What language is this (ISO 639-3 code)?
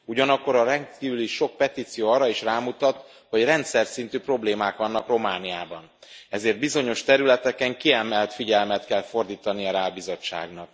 hun